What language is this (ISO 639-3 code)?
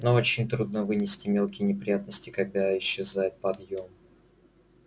rus